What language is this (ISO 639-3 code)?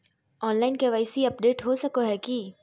mag